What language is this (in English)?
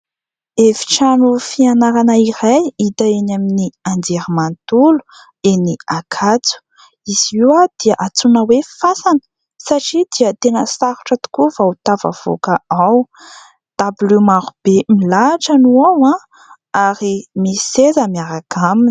Malagasy